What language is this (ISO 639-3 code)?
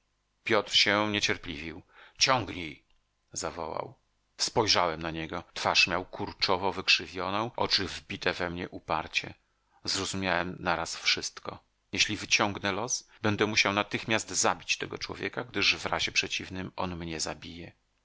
pol